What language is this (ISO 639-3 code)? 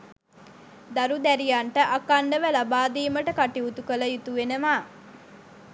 sin